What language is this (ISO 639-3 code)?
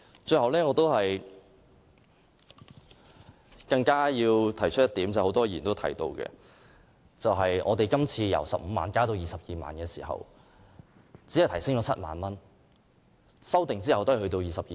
yue